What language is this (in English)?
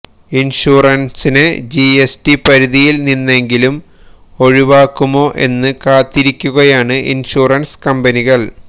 Malayalam